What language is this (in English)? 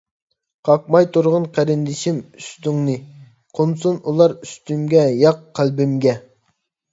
Uyghur